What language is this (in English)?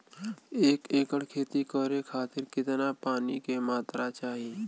Bhojpuri